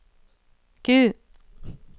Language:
Norwegian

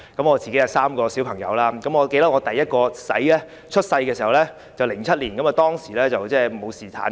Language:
Cantonese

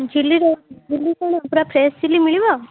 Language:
Odia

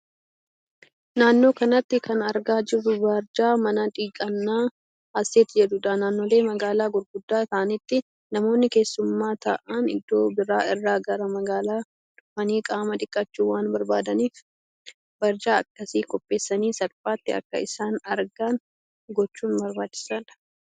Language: Oromo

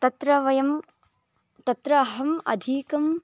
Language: Sanskrit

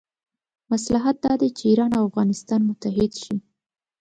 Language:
Pashto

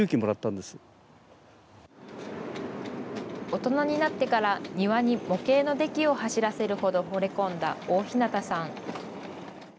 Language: Japanese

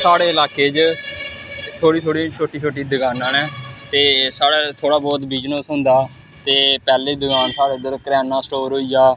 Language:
Dogri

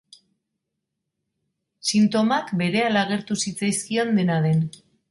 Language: Basque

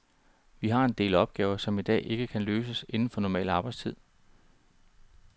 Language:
Danish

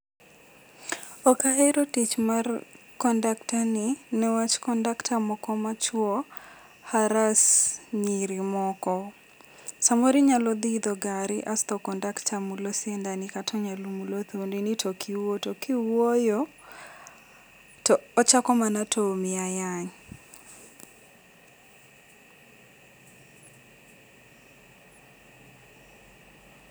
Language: Luo (Kenya and Tanzania)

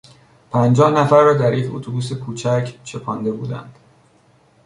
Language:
Persian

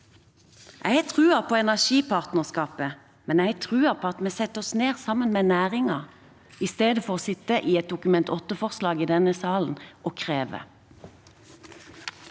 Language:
Norwegian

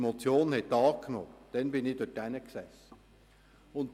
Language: Swiss German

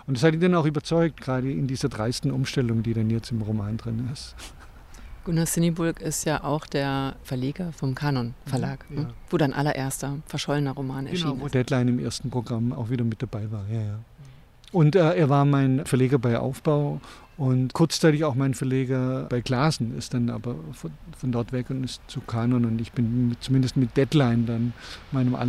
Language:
German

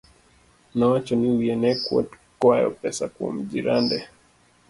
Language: Luo (Kenya and Tanzania)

